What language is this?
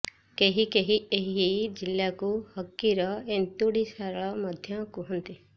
Odia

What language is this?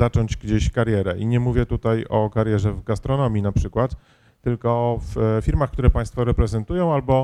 Polish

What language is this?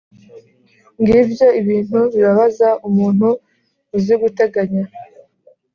Kinyarwanda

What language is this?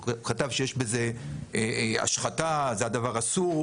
Hebrew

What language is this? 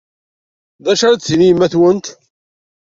Kabyle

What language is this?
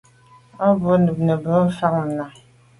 Medumba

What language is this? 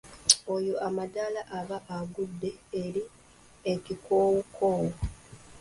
Ganda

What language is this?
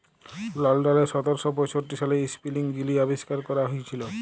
Bangla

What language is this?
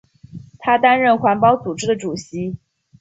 Chinese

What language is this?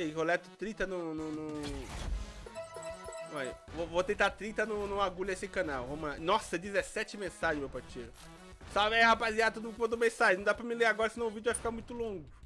Portuguese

